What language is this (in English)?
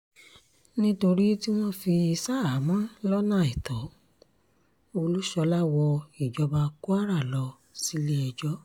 Yoruba